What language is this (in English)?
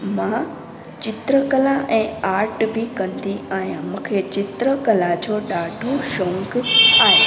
Sindhi